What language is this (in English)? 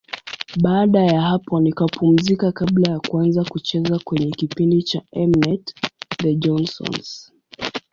Swahili